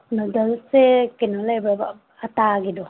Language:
Manipuri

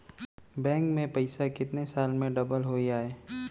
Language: Chhattisgarhi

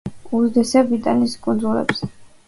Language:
Georgian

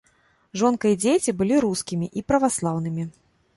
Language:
Belarusian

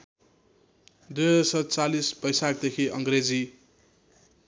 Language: Nepali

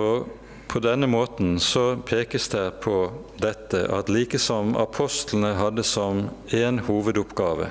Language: Norwegian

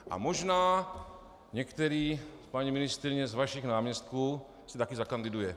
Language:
Czech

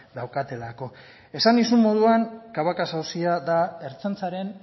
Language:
Basque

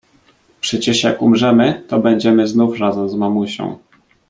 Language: Polish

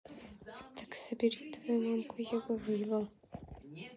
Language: Russian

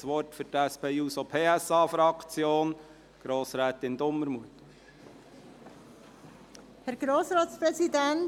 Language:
Swiss German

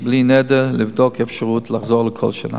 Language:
Hebrew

